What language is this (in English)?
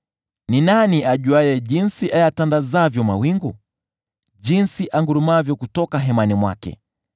Swahili